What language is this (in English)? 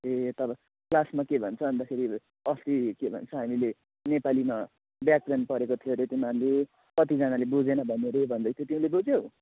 Nepali